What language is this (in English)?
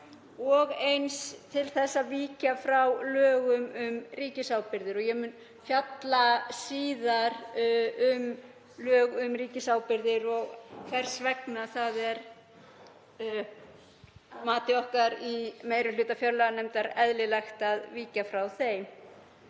Icelandic